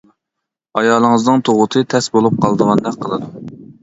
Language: Uyghur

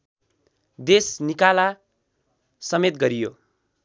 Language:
Nepali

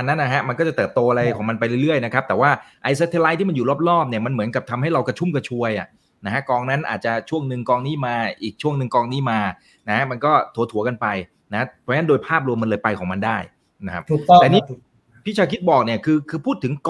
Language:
Thai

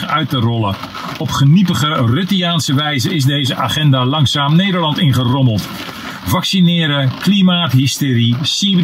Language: Dutch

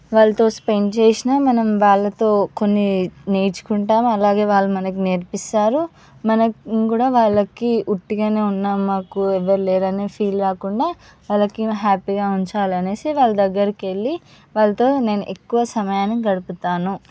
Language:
Telugu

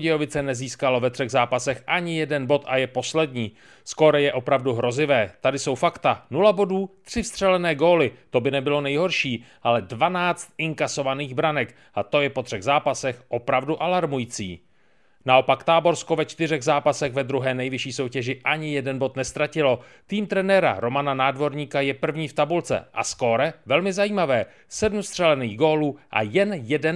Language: Czech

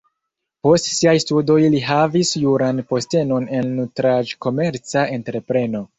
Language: Esperanto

